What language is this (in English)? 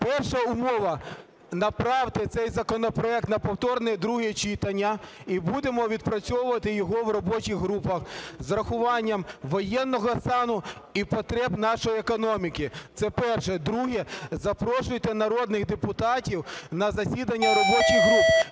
Ukrainian